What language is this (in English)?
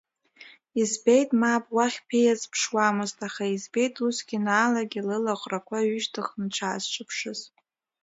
Abkhazian